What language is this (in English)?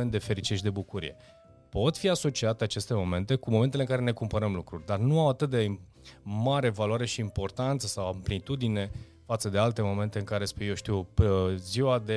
Romanian